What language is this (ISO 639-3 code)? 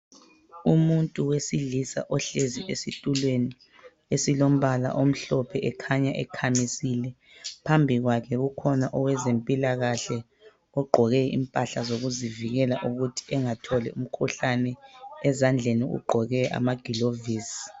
nde